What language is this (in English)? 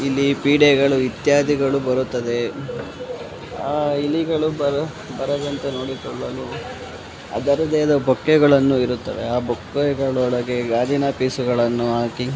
Kannada